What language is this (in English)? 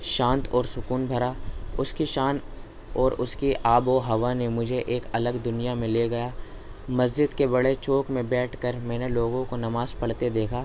Urdu